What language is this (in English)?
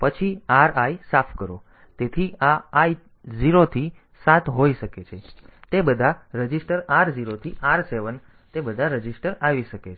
Gujarati